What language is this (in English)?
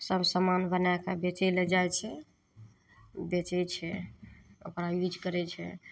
Maithili